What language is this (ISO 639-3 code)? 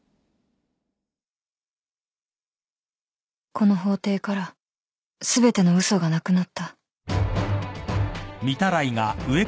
jpn